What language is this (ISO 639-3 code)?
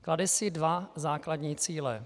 ces